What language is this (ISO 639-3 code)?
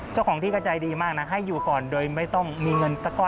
tha